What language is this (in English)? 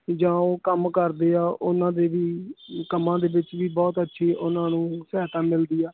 Punjabi